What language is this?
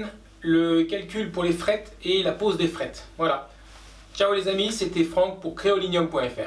French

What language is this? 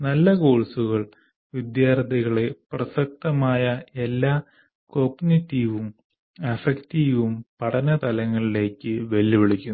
Malayalam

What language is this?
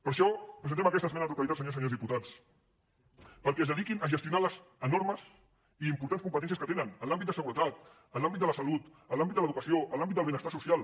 Catalan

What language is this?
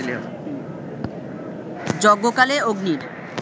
Bangla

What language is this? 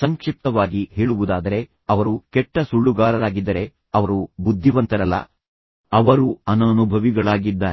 Kannada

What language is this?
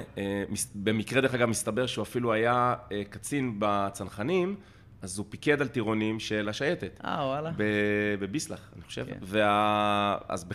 Hebrew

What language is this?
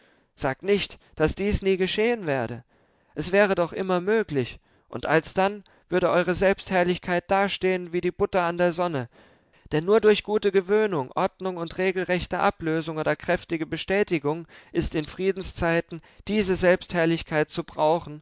German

